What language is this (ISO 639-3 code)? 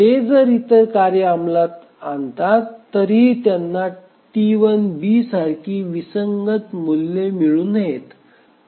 mar